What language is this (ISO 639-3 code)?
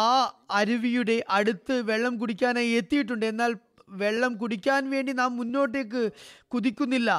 mal